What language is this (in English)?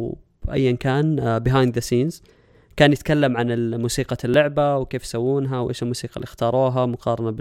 Arabic